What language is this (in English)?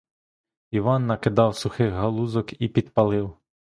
Ukrainian